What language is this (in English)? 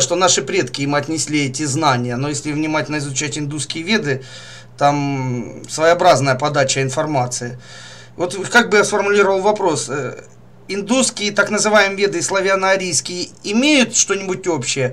Russian